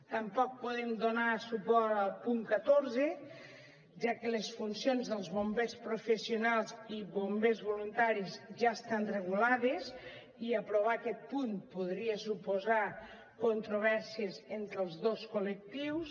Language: Catalan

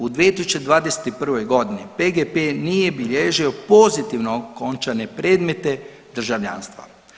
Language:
Croatian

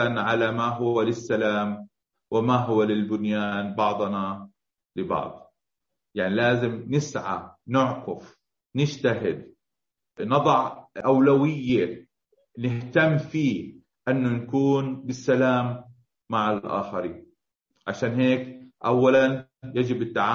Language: Arabic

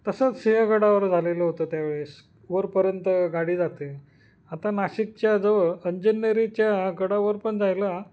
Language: Marathi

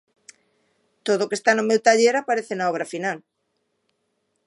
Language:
Galician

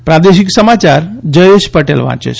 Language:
Gujarati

